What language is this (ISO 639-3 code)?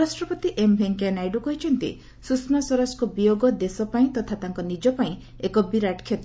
ori